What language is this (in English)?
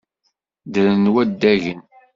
Kabyle